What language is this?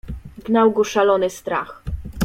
Polish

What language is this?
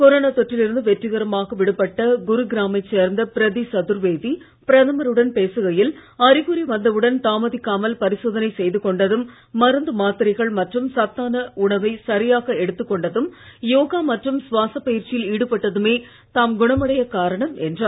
Tamil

